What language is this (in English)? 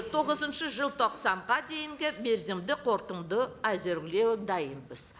Kazakh